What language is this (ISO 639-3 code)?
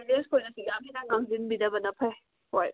mni